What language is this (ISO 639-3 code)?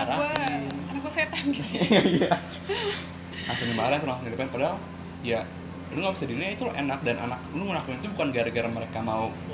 ind